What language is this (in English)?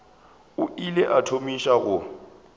Northern Sotho